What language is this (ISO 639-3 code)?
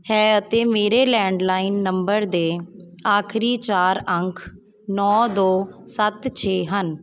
pan